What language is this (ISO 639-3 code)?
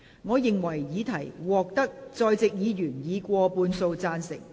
yue